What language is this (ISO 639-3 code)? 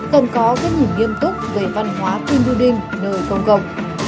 vie